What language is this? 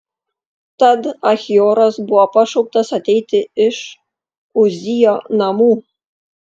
Lithuanian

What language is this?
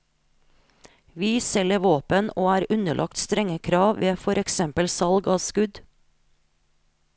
Norwegian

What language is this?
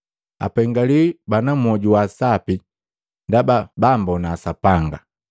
Matengo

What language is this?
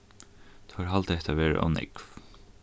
Faroese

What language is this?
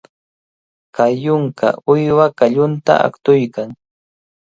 Cajatambo North Lima Quechua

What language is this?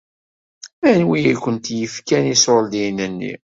Kabyle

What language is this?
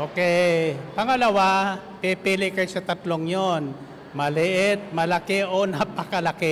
Filipino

